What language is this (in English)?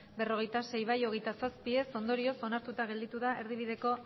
Basque